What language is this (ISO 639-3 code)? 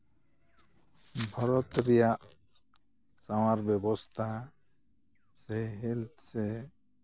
sat